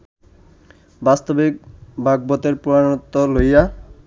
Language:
Bangla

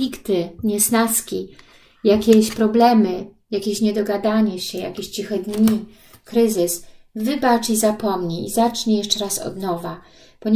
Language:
Polish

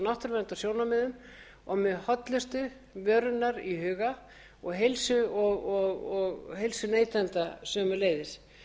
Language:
Icelandic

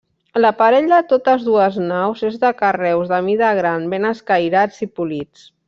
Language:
Catalan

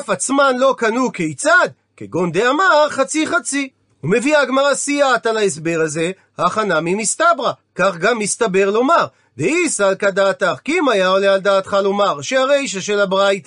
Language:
Hebrew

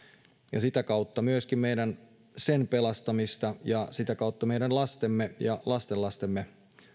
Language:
Finnish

